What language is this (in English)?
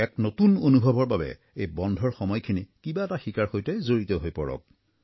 Assamese